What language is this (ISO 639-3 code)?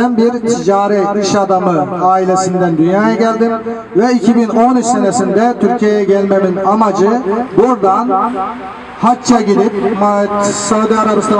tur